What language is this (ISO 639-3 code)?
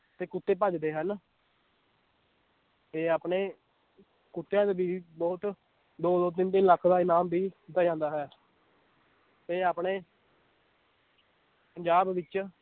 pan